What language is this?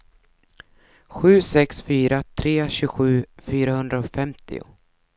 Swedish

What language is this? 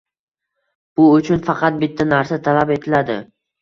Uzbek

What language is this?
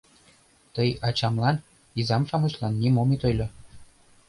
Mari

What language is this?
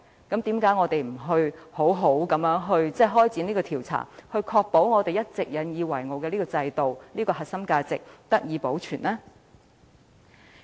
Cantonese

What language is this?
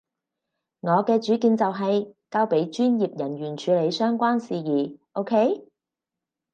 Cantonese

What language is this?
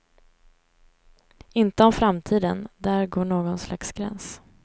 Swedish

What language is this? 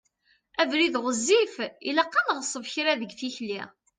Kabyle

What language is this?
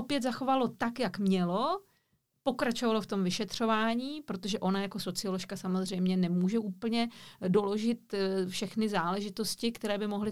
Czech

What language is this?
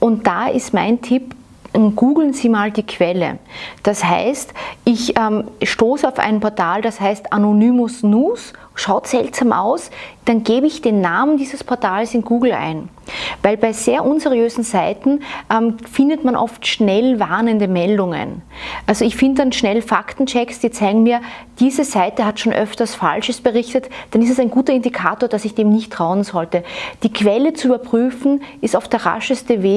German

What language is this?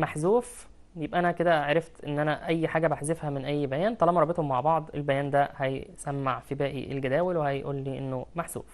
Arabic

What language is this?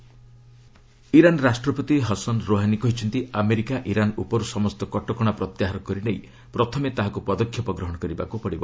Odia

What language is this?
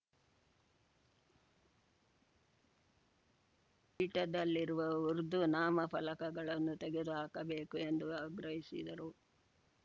Kannada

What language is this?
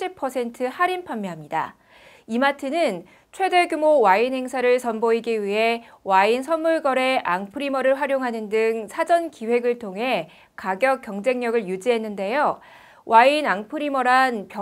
Korean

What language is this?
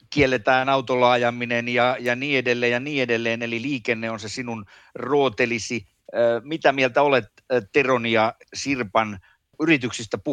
Finnish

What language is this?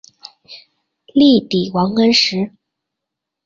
Chinese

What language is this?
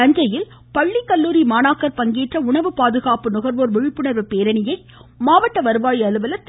Tamil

